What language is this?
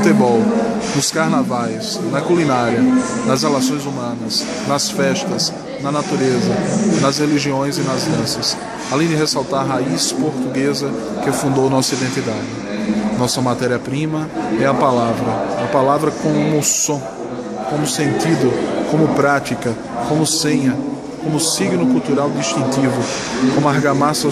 Portuguese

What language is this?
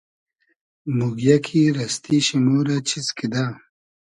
Hazaragi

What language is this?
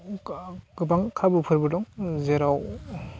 Bodo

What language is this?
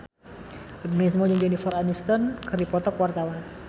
Sundanese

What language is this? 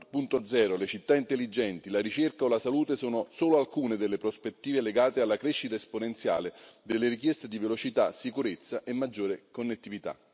Italian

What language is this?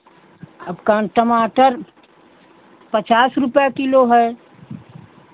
Hindi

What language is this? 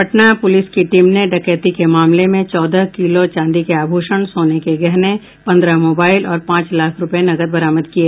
Hindi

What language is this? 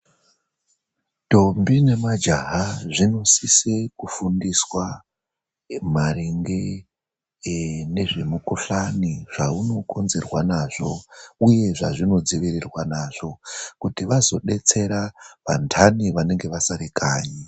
Ndau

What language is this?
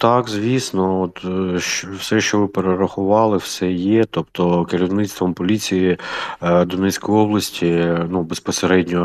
Ukrainian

